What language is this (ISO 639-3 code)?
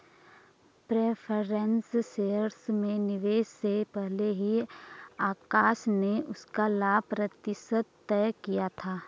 hin